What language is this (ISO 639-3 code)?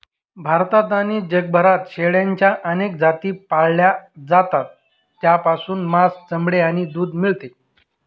mar